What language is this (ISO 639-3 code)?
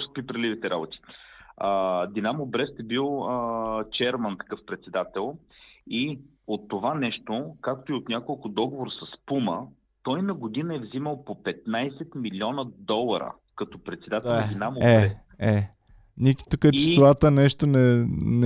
bul